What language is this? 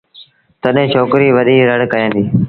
Sindhi Bhil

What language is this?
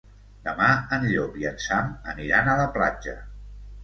Catalan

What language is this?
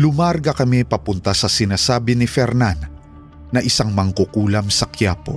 Filipino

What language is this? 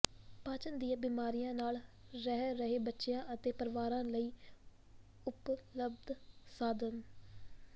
Punjabi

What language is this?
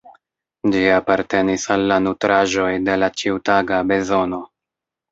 Esperanto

